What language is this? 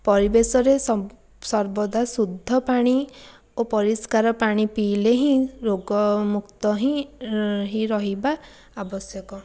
Odia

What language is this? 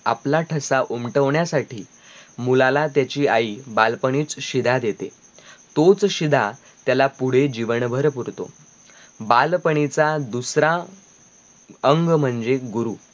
Marathi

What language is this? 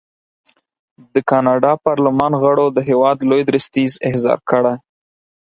Pashto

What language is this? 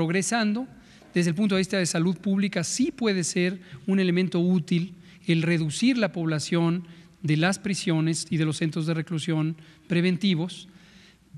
Spanish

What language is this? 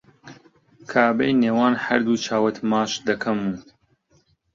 Central Kurdish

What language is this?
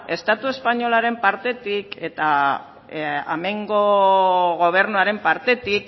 Basque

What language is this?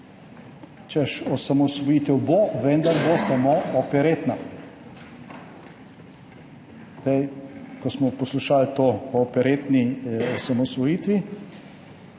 Slovenian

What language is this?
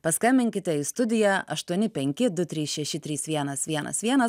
Lithuanian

